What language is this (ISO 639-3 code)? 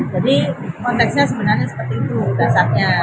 ind